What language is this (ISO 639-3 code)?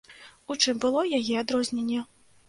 bel